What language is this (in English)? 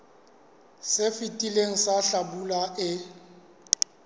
Southern Sotho